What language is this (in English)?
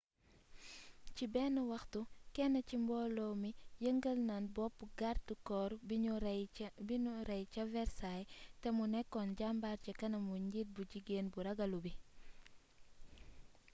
Wolof